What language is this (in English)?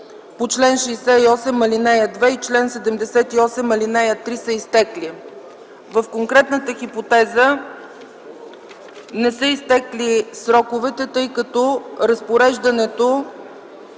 Bulgarian